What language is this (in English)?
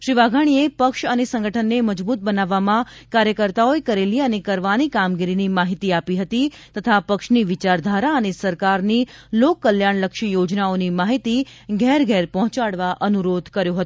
Gujarati